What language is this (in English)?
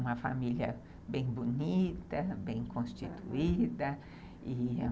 Portuguese